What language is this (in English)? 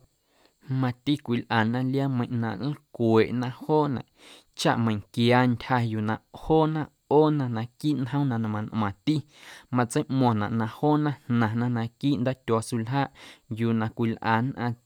Guerrero Amuzgo